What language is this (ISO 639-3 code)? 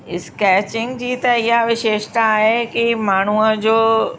snd